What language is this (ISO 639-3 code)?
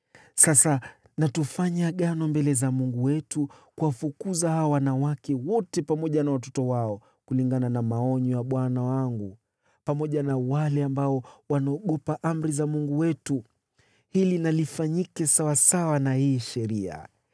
swa